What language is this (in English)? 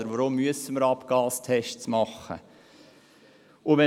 Swiss German